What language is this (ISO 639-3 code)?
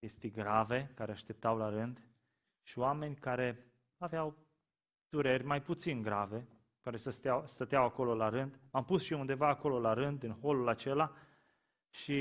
ron